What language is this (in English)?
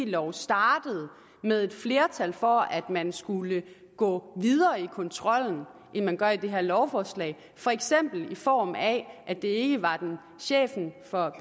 Danish